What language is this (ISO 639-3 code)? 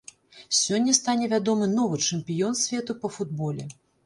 bel